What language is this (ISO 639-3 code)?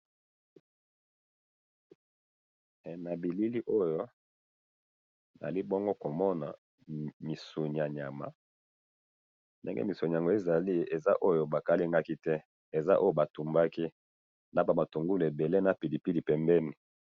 lin